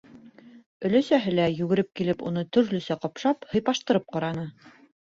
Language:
Bashkir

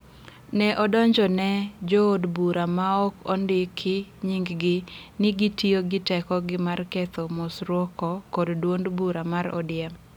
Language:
Luo (Kenya and Tanzania)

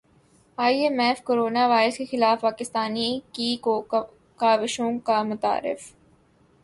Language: Urdu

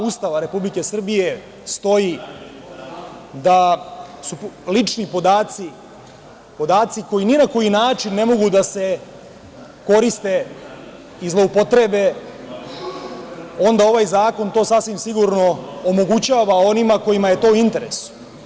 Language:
Serbian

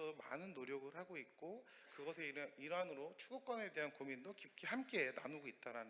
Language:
Korean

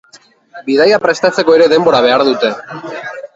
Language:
Basque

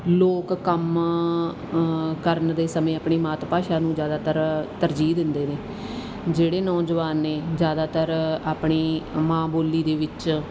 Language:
Punjabi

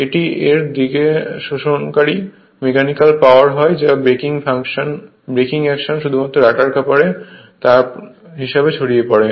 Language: Bangla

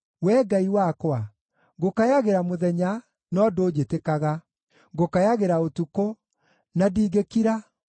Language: Kikuyu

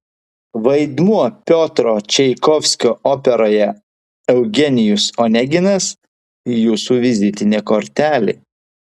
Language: Lithuanian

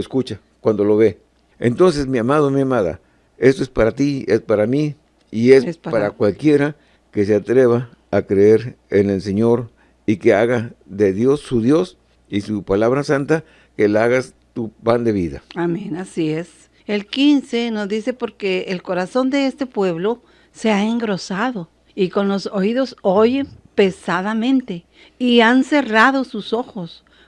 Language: Spanish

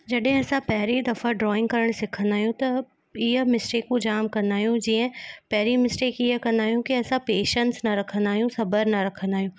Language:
Sindhi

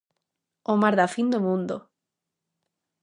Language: Galician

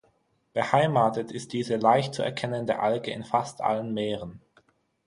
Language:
German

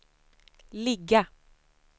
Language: Swedish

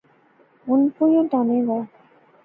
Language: Pahari-Potwari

